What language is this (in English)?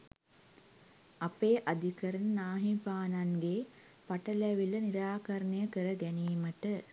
Sinhala